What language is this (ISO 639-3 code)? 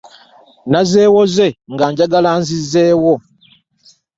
lug